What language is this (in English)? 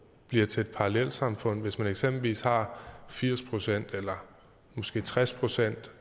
Danish